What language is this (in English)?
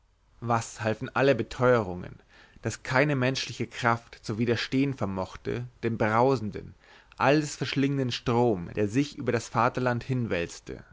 German